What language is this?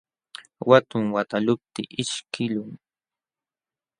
Jauja Wanca Quechua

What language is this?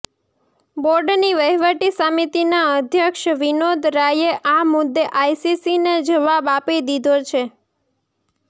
Gujarati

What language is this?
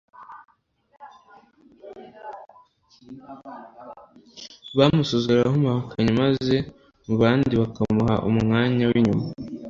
Kinyarwanda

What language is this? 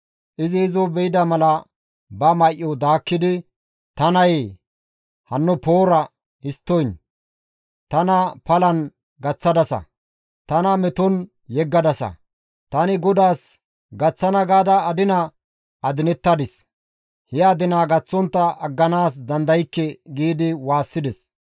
Gamo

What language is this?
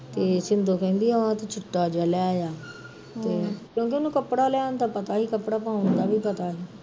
Punjabi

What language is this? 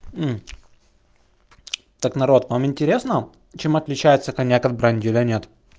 Russian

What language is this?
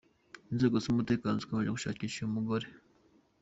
Kinyarwanda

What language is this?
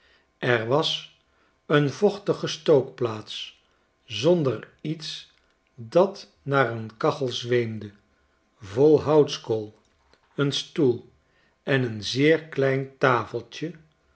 Dutch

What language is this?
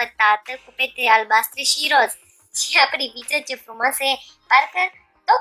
Romanian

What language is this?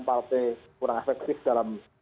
Indonesian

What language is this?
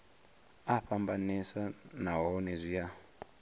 Venda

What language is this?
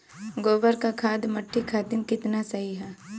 Bhojpuri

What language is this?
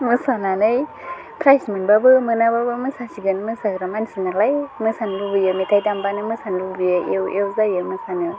Bodo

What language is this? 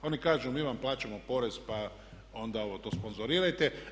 Croatian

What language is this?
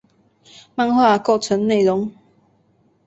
Chinese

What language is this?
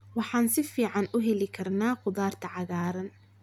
Somali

